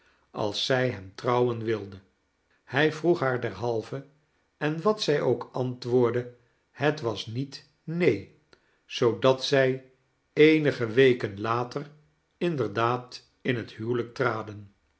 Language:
Dutch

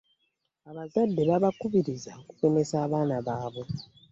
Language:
Ganda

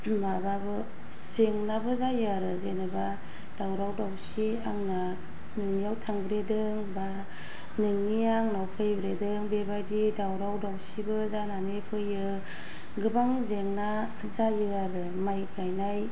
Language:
Bodo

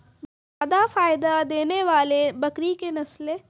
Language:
Maithili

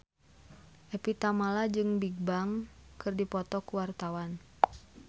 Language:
Sundanese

